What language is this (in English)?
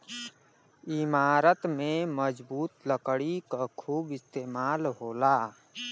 Bhojpuri